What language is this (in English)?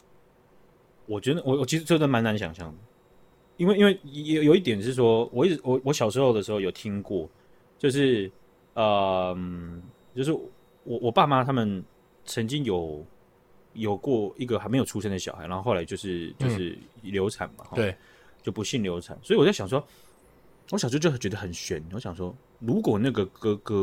Chinese